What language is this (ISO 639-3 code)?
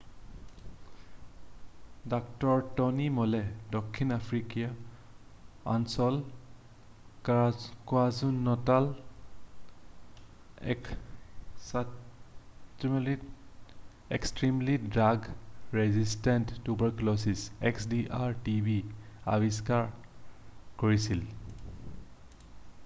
asm